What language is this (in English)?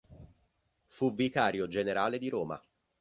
Italian